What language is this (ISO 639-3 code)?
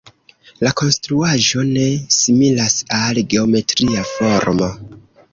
epo